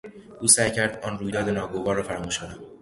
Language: Persian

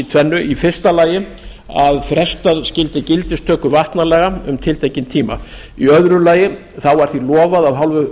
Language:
Icelandic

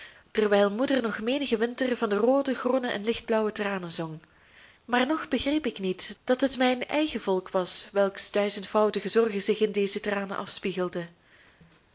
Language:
Dutch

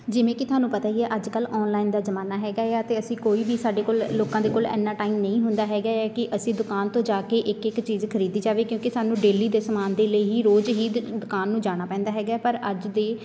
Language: Punjabi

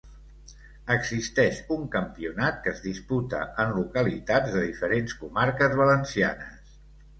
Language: Catalan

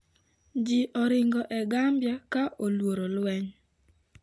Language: Luo (Kenya and Tanzania)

